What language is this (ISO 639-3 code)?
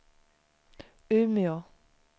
swe